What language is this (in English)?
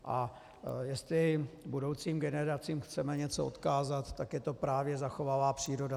Czech